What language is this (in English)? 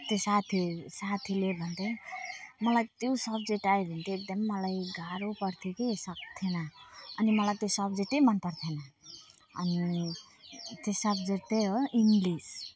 Nepali